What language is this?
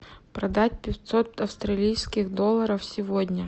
Russian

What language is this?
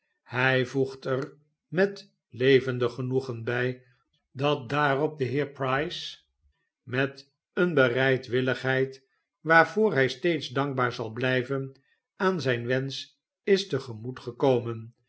Dutch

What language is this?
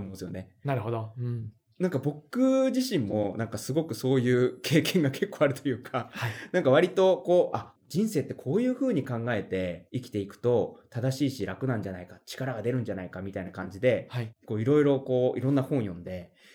Japanese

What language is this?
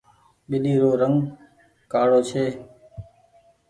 Goaria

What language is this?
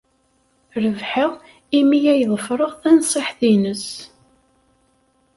Kabyle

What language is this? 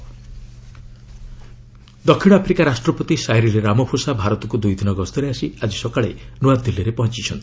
Odia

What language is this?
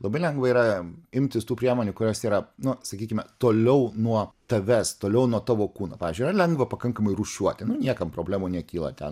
Lithuanian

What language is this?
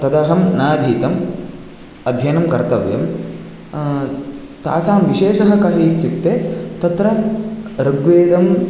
Sanskrit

